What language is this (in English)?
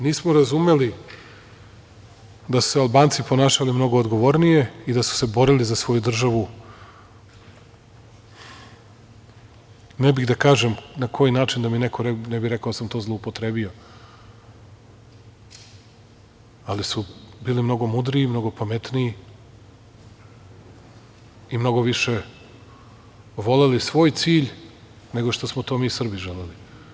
Serbian